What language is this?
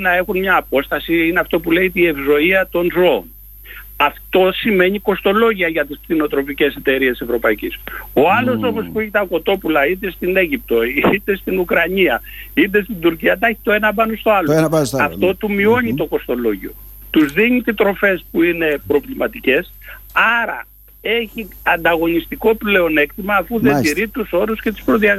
Greek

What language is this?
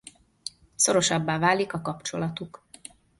Hungarian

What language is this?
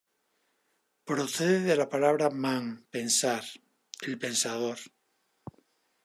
Spanish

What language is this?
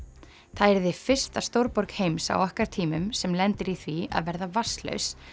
Icelandic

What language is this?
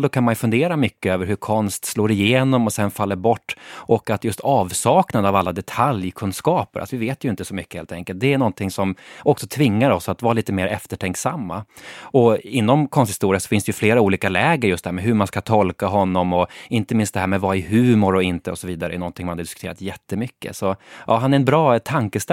Swedish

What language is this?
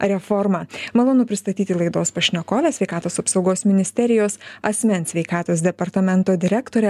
Lithuanian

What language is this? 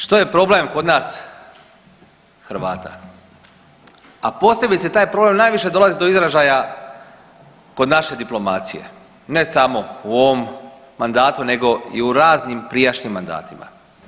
Croatian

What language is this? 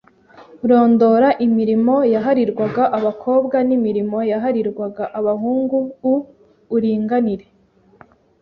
Kinyarwanda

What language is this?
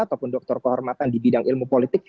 Indonesian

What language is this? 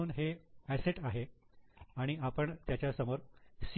Marathi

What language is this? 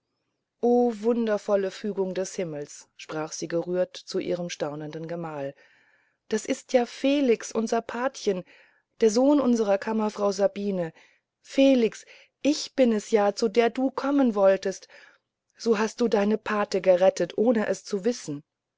German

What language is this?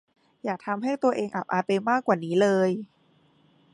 Thai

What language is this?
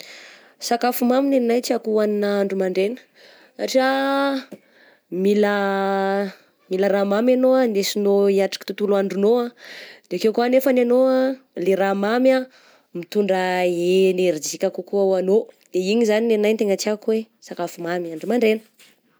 Southern Betsimisaraka Malagasy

